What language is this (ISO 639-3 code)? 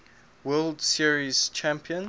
eng